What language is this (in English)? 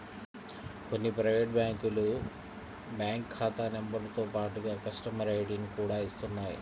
Telugu